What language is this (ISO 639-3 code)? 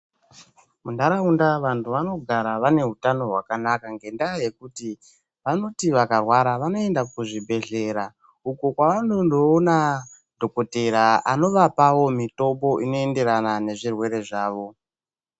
ndc